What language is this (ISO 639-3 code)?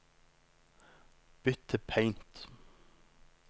nor